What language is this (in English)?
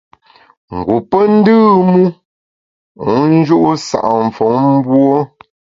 Bamun